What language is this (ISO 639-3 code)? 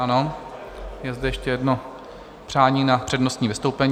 ces